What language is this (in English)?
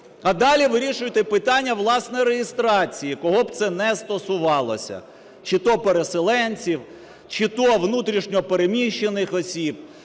Ukrainian